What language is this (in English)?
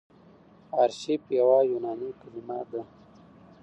Pashto